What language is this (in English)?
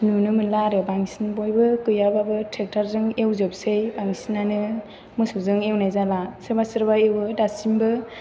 Bodo